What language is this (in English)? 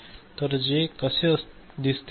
Marathi